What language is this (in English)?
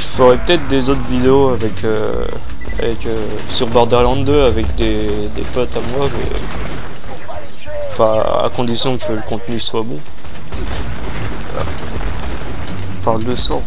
French